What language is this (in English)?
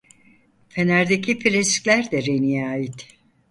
Turkish